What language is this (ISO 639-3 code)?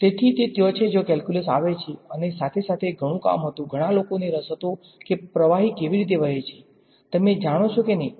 guj